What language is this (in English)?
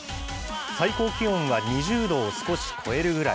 Japanese